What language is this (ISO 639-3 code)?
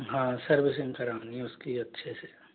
hin